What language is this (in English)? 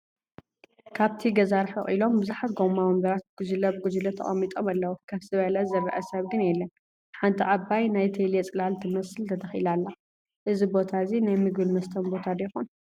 Tigrinya